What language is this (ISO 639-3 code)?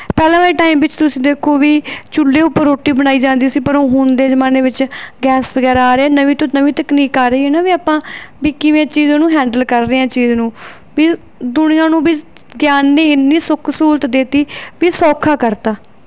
pan